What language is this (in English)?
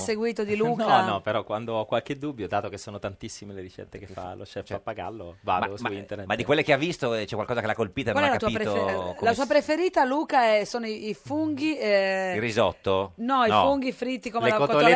Italian